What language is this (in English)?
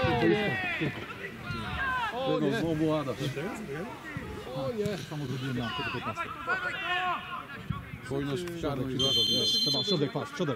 Polish